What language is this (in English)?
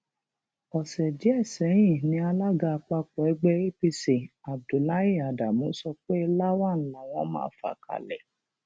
Yoruba